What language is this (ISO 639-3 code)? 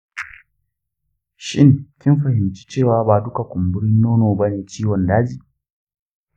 hau